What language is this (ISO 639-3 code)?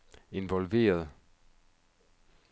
dan